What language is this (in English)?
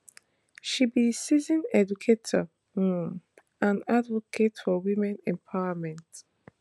Nigerian Pidgin